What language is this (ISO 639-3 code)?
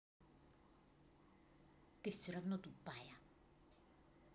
rus